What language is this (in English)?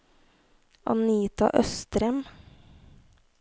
Norwegian